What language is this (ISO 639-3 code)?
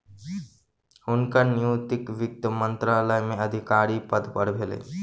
mai